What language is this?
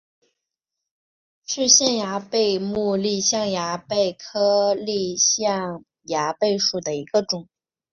Chinese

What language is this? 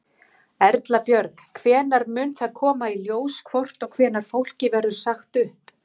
Icelandic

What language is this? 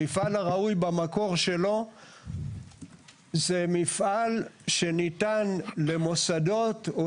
Hebrew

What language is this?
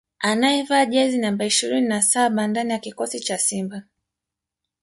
Swahili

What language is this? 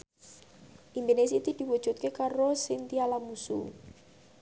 Javanese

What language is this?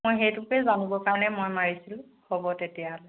Assamese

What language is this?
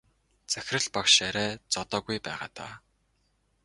Mongolian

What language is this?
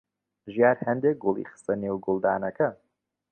Central Kurdish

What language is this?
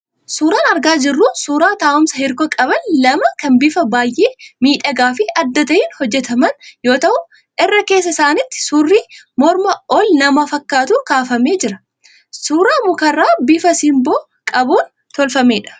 Oromo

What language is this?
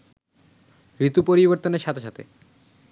Bangla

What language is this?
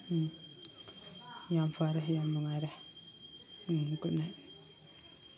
Manipuri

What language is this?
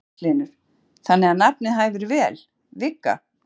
Icelandic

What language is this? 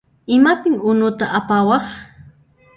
Puno Quechua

